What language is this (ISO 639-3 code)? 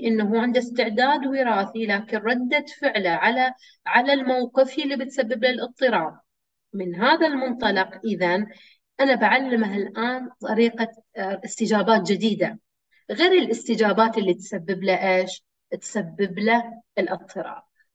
ara